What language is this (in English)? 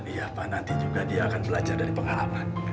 Indonesian